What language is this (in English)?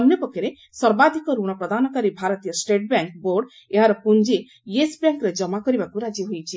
Odia